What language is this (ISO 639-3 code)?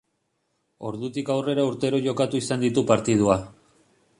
eus